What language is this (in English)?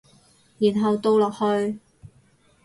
Cantonese